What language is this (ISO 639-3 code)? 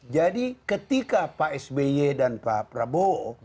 ind